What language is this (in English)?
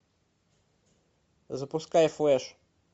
Russian